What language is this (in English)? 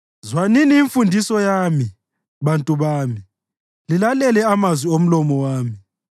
North Ndebele